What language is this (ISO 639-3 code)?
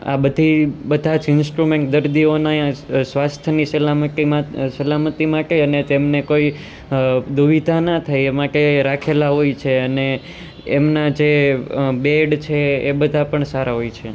guj